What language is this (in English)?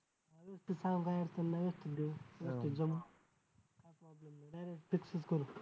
Marathi